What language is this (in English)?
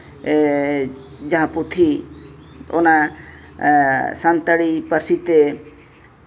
Santali